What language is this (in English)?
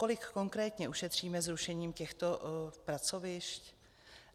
Czech